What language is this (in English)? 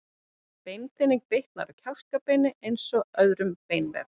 Icelandic